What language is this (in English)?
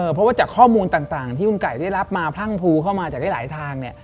Thai